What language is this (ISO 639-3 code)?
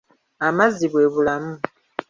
lug